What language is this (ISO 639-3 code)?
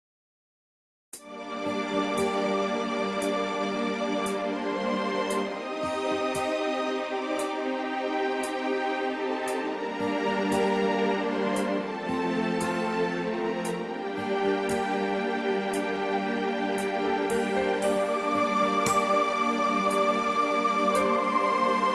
ind